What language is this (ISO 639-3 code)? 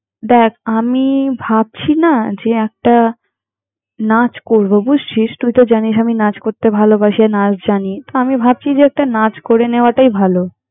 ben